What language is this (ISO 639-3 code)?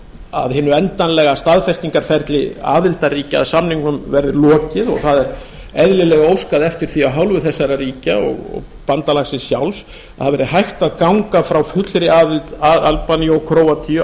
isl